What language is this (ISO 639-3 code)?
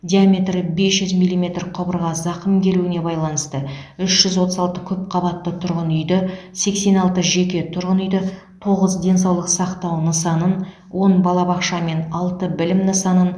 kaz